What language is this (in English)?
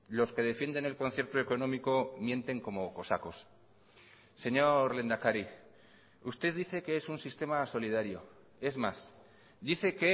Spanish